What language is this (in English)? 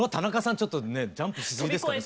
Japanese